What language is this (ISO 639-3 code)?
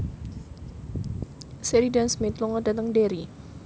jav